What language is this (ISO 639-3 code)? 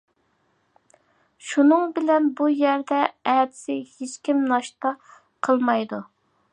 uig